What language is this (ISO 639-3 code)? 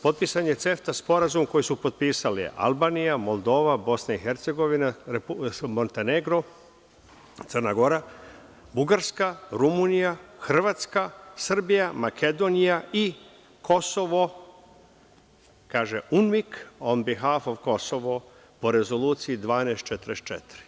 srp